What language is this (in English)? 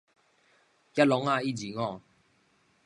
Min Nan Chinese